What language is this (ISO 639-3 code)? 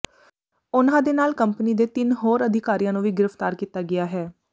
pan